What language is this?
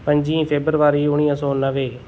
Sindhi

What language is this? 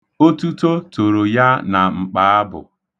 Igbo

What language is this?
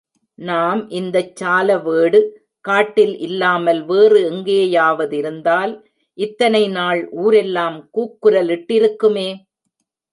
Tamil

